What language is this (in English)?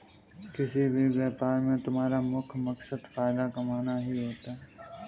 Hindi